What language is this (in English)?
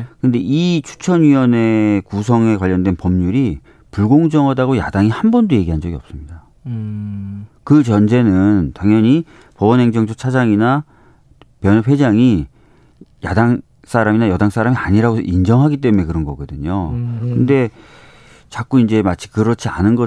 Korean